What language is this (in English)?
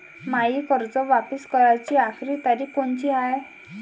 Marathi